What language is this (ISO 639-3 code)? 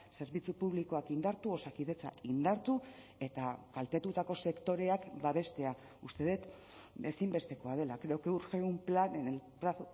eus